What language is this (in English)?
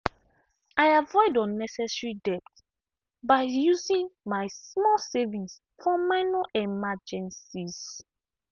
Nigerian Pidgin